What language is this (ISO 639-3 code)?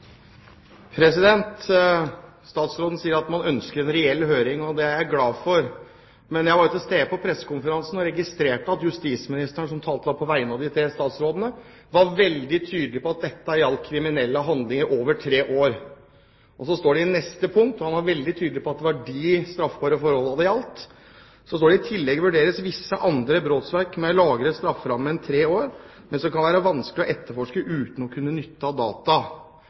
nor